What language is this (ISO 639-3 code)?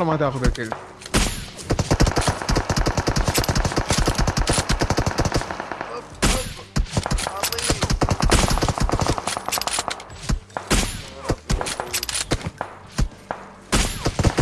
ara